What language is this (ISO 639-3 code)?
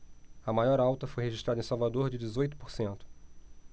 por